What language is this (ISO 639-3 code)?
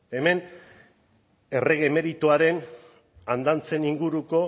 eus